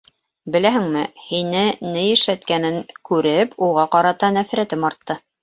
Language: Bashkir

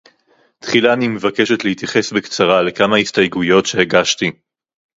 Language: Hebrew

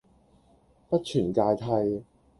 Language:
Cantonese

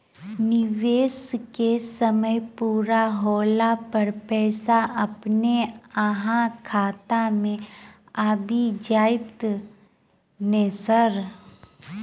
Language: Maithili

